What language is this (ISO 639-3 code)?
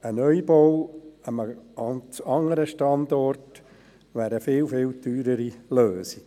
gsw